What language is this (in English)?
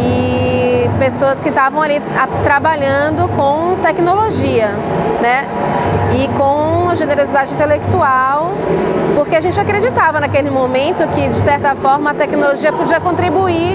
Portuguese